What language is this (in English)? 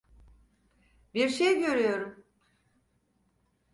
Turkish